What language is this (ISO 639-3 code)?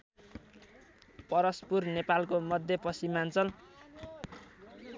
nep